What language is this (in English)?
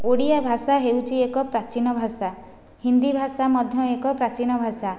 Odia